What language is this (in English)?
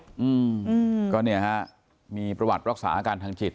Thai